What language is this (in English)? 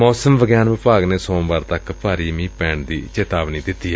Punjabi